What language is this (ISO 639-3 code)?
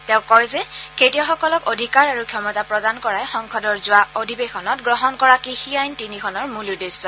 asm